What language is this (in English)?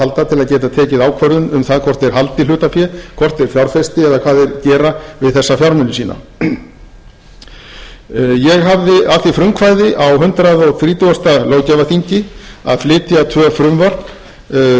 Icelandic